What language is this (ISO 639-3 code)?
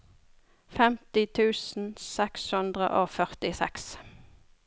nor